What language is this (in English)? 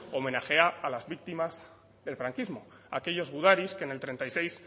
Spanish